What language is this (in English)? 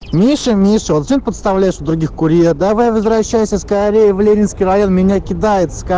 Russian